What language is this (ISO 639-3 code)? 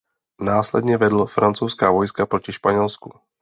ces